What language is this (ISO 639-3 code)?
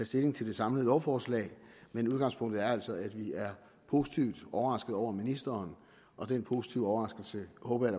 dan